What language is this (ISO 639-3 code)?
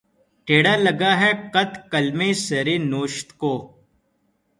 urd